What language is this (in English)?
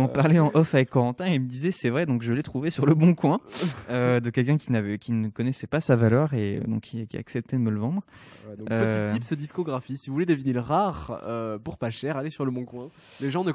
French